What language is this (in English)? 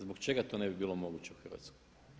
Croatian